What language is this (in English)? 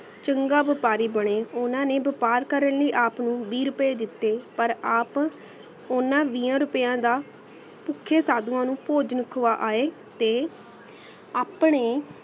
Punjabi